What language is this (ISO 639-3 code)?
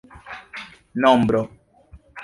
epo